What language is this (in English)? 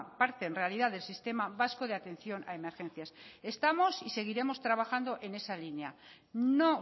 Spanish